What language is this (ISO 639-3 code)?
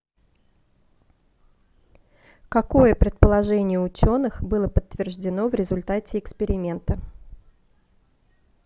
rus